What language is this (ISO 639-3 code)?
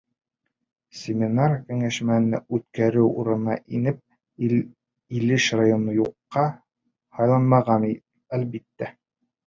bak